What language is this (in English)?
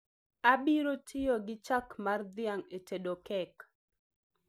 Luo (Kenya and Tanzania)